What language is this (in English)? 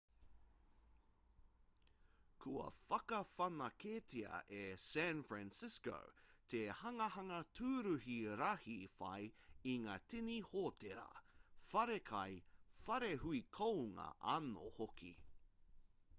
Māori